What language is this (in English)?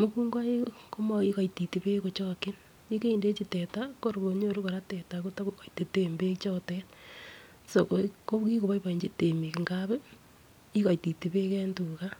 Kalenjin